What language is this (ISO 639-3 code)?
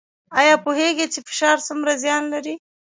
pus